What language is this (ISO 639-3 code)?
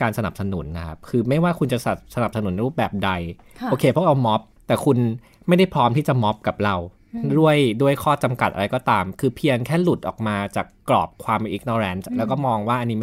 tha